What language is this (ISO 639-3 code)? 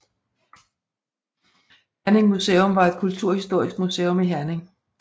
dan